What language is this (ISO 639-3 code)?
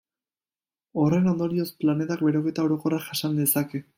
eus